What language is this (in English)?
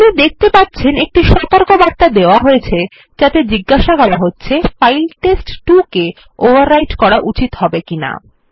Bangla